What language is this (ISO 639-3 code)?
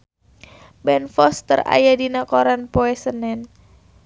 sun